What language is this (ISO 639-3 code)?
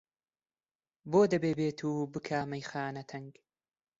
ckb